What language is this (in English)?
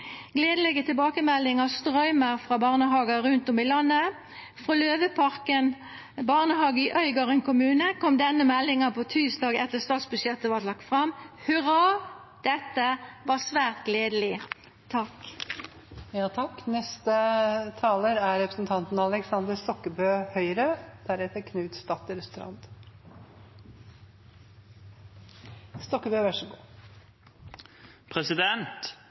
Norwegian